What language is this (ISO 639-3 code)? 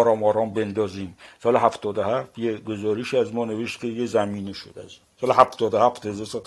fas